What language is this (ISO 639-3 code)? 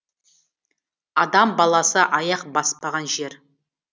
kaz